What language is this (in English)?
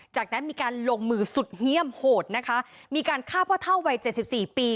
Thai